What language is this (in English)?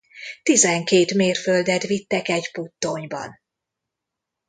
Hungarian